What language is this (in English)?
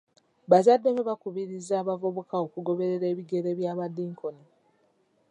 Ganda